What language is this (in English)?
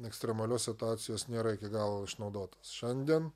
Lithuanian